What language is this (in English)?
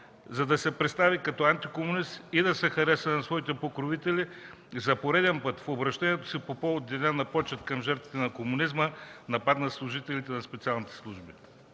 Bulgarian